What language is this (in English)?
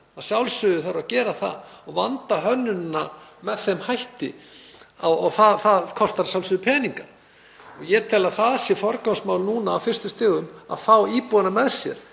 Icelandic